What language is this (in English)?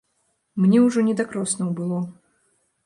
Belarusian